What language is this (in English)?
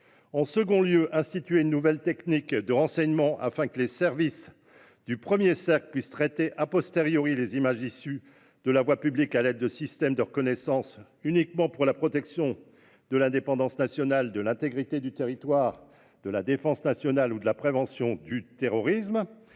French